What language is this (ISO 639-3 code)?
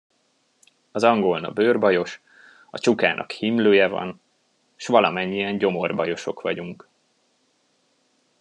hun